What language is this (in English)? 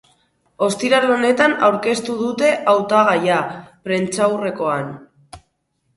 Basque